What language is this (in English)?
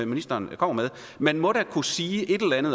Danish